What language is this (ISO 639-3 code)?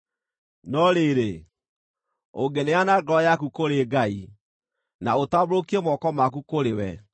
kik